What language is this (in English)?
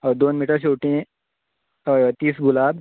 Konkani